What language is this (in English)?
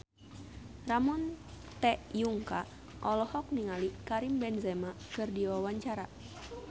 Sundanese